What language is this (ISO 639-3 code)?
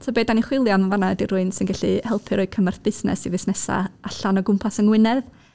cym